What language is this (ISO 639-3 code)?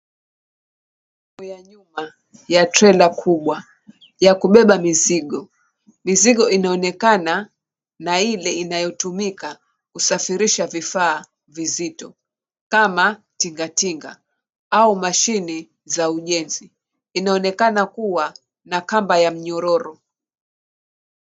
swa